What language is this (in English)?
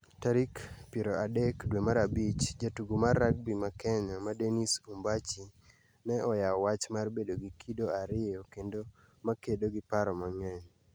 Luo (Kenya and Tanzania)